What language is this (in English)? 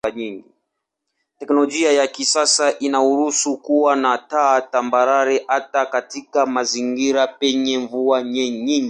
Swahili